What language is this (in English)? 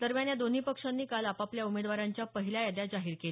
Marathi